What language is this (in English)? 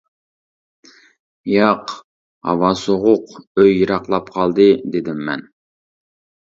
Uyghur